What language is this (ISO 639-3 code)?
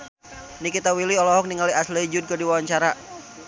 sun